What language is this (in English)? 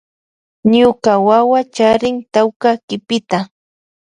Loja Highland Quichua